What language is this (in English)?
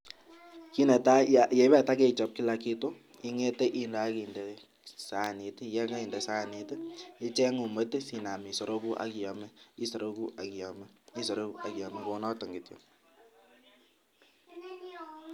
Kalenjin